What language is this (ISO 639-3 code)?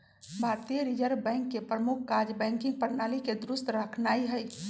mag